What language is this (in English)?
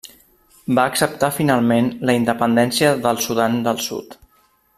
Catalan